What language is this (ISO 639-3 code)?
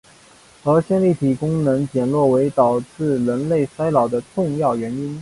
zho